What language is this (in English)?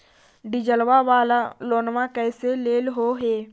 Magahi